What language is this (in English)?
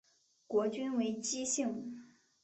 Chinese